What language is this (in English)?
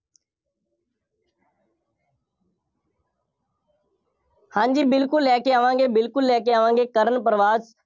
Punjabi